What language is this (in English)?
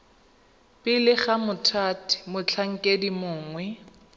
Tswana